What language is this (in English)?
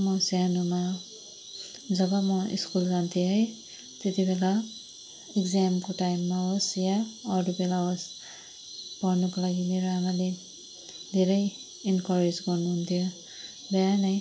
Nepali